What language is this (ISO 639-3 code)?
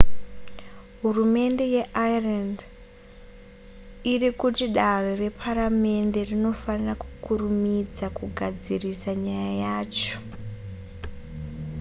sna